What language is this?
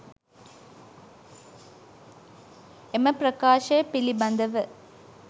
Sinhala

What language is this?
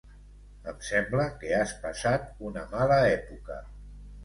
Catalan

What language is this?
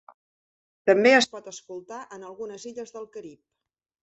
Catalan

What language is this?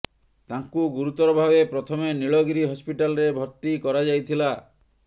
Odia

